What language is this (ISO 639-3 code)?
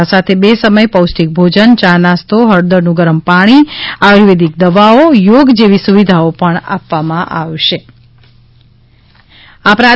guj